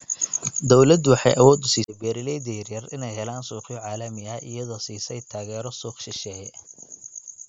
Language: Somali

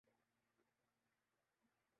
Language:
Urdu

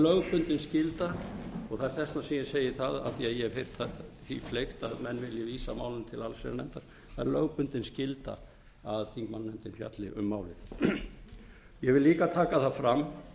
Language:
Icelandic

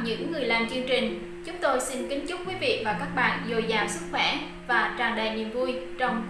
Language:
Vietnamese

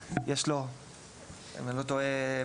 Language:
Hebrew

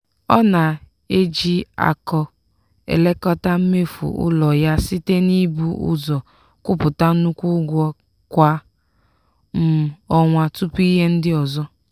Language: Igbo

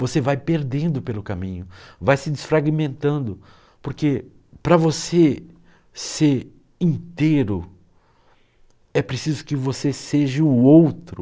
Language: Portuguese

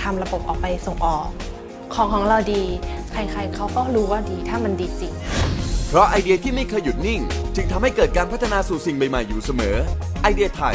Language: Thai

